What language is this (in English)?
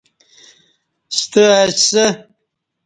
Kati